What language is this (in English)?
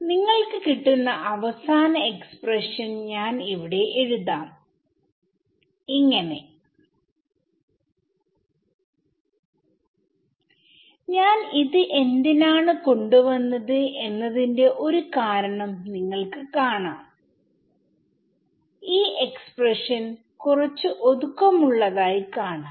Malayalam